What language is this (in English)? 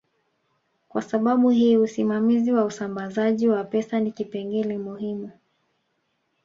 Swahili